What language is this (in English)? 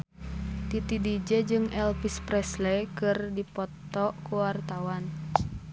Sundanese